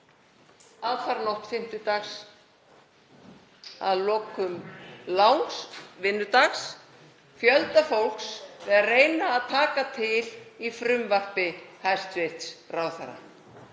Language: Icelandic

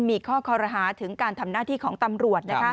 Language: Thai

